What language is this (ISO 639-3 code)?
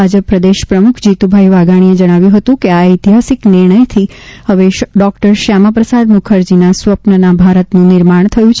guj